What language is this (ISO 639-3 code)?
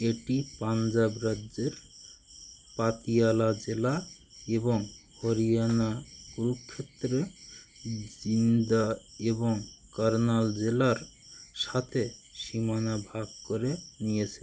ben